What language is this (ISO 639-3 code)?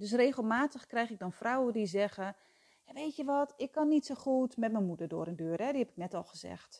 nld